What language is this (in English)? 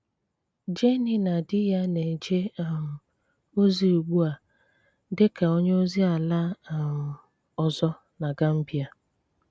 Igbo